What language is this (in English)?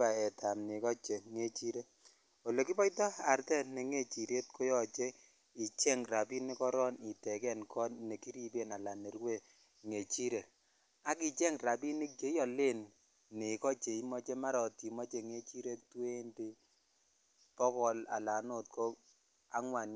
Kalenjin